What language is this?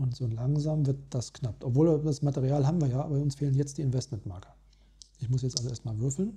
German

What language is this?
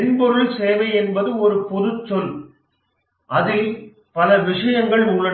Tamil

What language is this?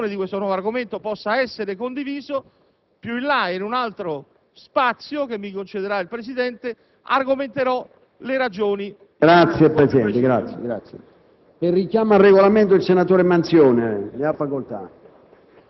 Italian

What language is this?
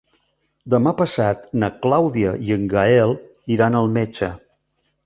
Catalan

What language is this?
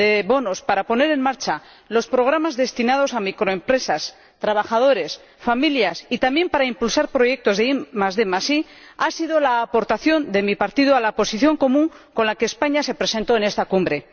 Spanish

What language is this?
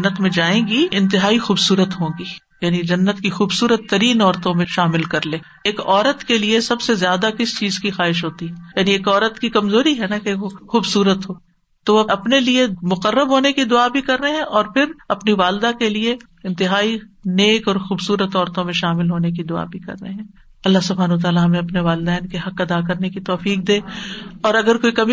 Urdu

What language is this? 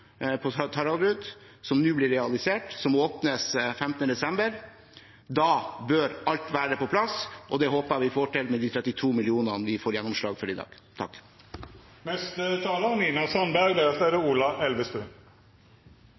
Norwegian Bokmål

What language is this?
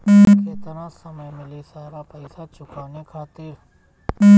Bhojpuri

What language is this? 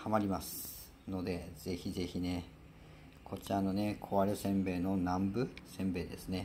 Japanese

